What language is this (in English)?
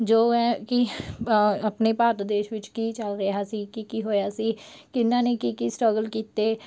Punjabi